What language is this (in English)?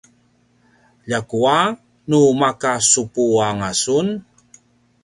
Paiwan